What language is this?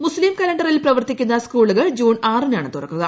Malayalam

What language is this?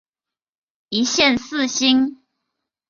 Chinese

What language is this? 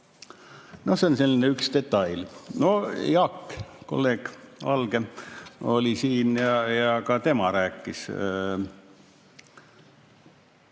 Estonian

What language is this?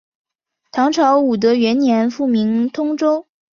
Chinese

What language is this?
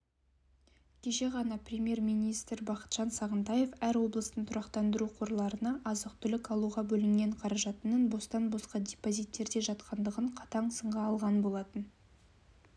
Kazakh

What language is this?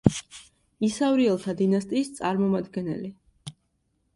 Georgian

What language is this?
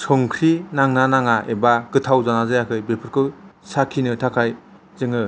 Bodo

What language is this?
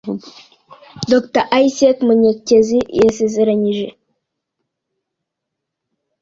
Kinyarwanda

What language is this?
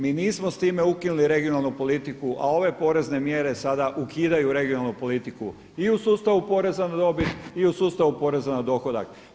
Croatian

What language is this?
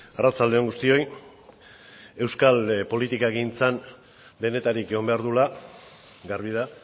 Basque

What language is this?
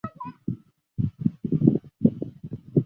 Chinese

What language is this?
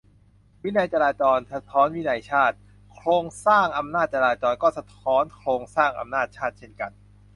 Thai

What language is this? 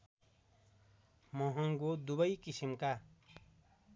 Nepali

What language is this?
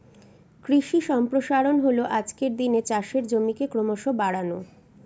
Bangla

